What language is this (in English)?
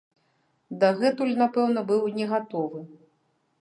Belarusian